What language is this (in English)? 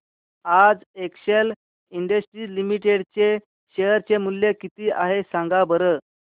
Marathi